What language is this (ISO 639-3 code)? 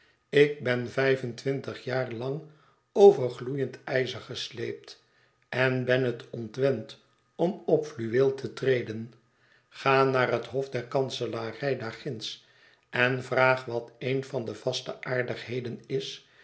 nld